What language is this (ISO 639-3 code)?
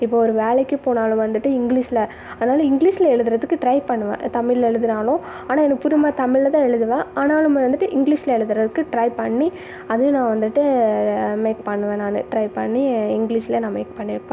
tam